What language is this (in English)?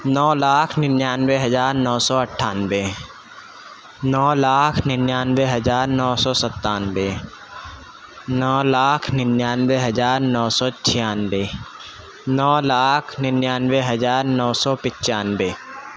Urdu